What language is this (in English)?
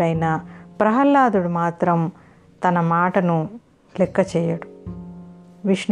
Telugu